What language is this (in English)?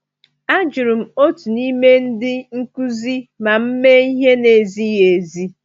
Igbo